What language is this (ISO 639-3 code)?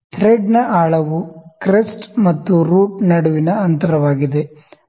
kan